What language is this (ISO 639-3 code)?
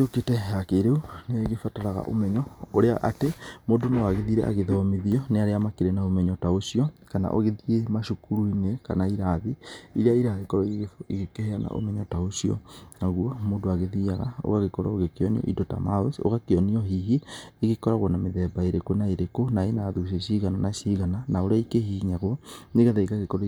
kik